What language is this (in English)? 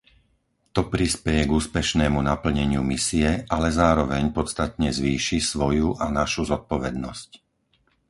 Slovak